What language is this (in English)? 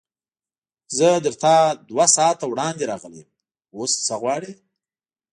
Pashto